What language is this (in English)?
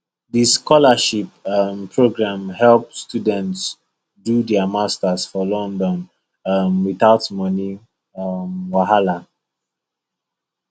Nigerian Pidgin